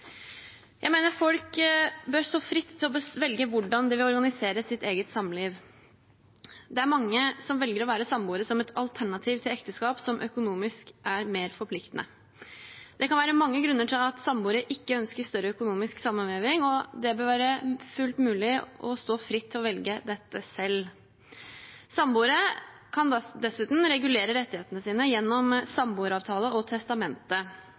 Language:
Norwegian Bokmål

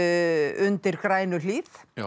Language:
Icelandic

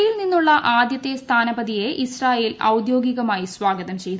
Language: Malayalam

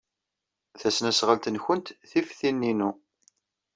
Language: Kabyle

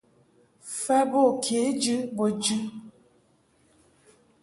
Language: Mungaka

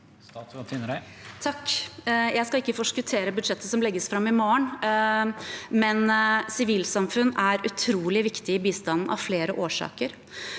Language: Norwegian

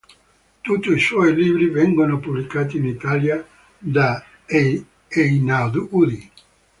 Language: Italian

